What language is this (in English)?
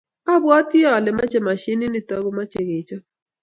Kalenjin